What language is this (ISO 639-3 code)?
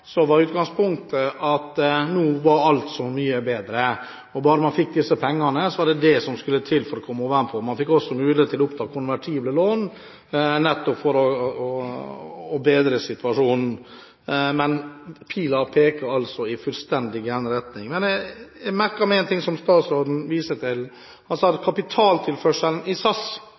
nob